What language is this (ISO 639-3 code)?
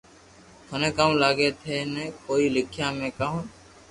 lrk